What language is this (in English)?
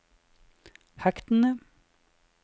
Norwegian